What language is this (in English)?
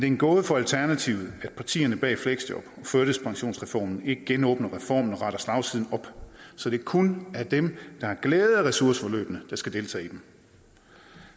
Danish